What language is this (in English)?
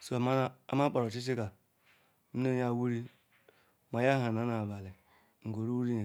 Ikwere